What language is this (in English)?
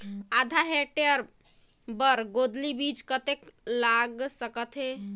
Chhattisgarhi